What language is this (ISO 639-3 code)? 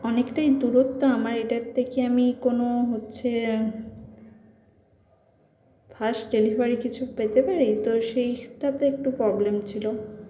ben